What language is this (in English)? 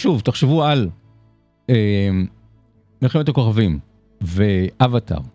Hebrew